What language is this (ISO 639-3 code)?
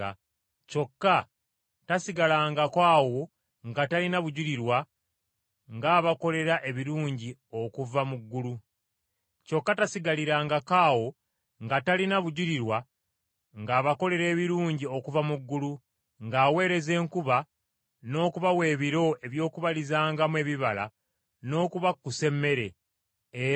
lug